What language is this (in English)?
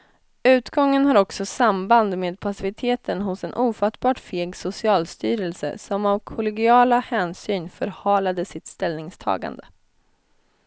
Swedish